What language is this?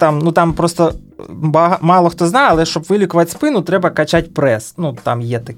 Ukrainian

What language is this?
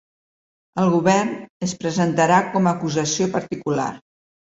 Catalan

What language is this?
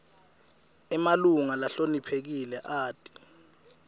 Swati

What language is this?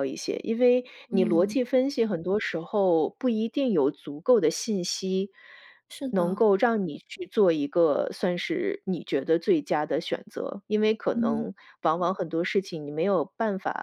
Chinese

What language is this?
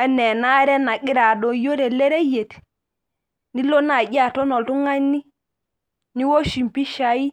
Masai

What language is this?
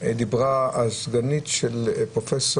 Hebrew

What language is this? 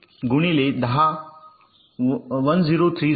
Marathi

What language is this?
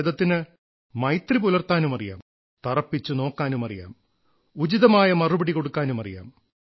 Malayalam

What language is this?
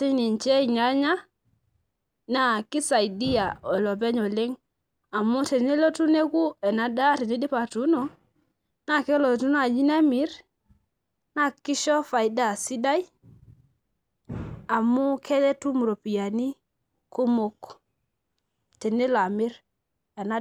Masai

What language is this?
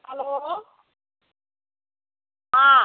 Hindi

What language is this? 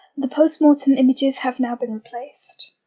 English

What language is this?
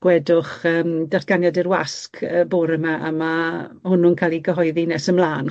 Welsh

